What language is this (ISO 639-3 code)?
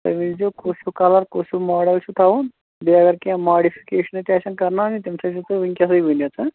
kas